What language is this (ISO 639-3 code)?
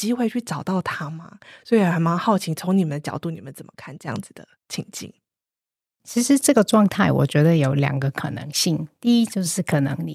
zho